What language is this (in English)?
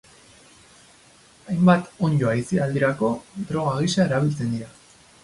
Basque